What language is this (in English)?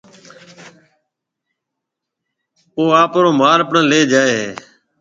Marwari (Pakistan)